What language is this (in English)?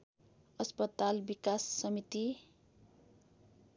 Nepali